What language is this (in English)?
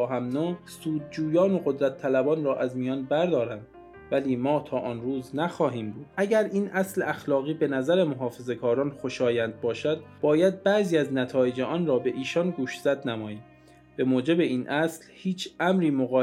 Persian